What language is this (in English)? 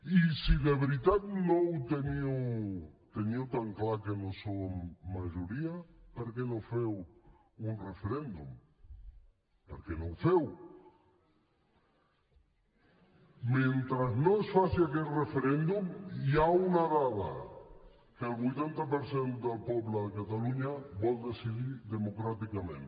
Catalan